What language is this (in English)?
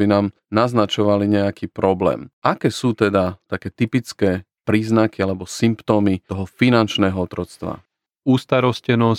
Slovak